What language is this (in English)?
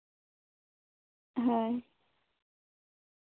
Santali